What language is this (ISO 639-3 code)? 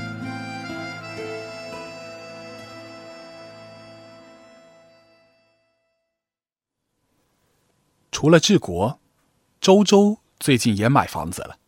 zho